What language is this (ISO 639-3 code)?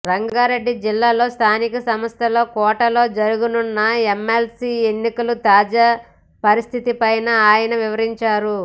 tel